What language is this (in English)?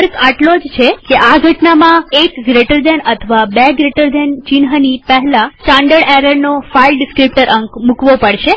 Gujarati